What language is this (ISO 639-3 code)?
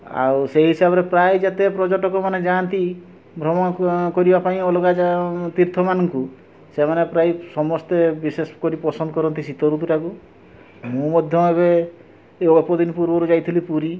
ori